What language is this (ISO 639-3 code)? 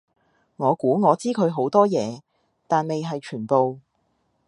yue